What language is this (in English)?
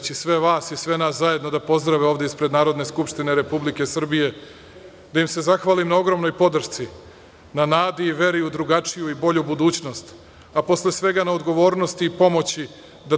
Serbian